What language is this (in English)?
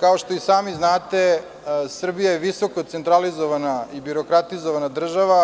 Serbian